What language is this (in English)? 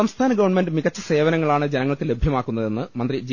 Malayalam